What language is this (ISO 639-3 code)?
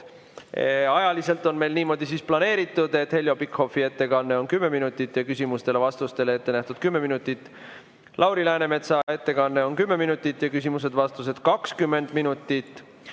est